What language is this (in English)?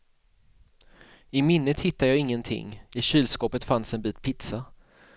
Swedish